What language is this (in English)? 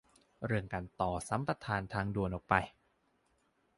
Thai